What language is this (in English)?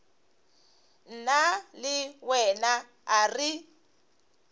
Northern Sotho